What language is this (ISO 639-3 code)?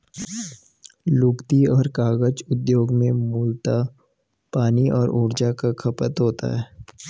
hin